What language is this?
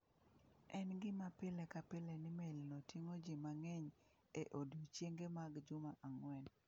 Luo (Kenya and Tanzania)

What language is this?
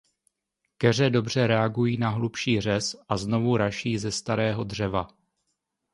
Czech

